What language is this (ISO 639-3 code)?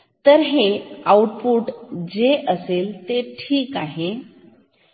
mar